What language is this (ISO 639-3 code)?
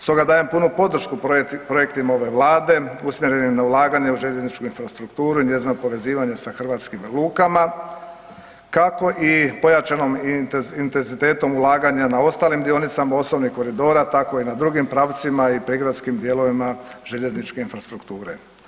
hrv